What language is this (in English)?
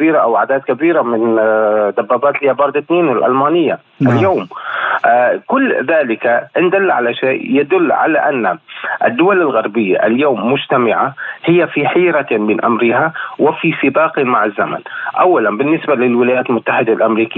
Arabic